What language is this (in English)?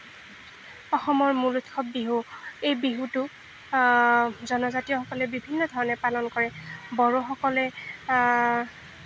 Assamese